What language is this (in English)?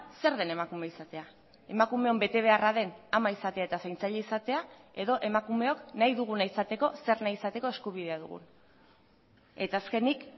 Basque